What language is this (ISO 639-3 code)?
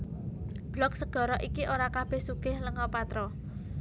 jav